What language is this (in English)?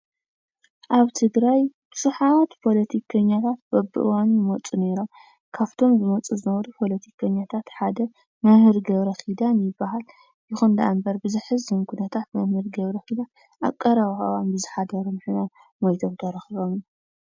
Tigrinya